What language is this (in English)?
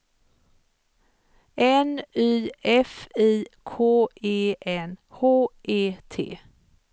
Swedish